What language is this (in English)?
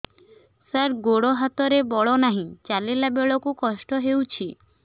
Odia